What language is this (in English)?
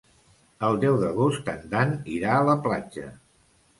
Catalan